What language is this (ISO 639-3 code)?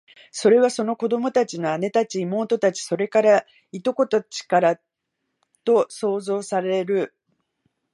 jpn